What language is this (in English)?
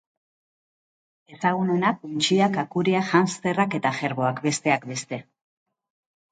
Basque